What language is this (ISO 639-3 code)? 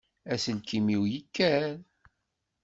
kab